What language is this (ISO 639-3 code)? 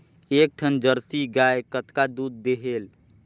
hne